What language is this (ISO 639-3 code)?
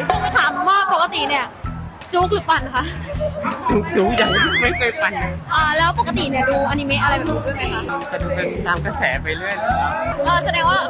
tha